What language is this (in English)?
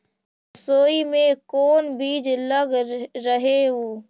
Magahi